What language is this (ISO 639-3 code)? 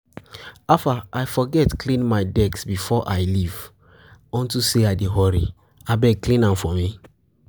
pcm